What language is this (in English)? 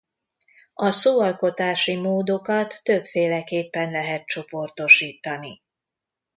Hungarian